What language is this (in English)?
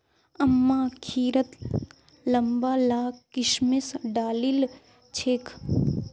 Magahi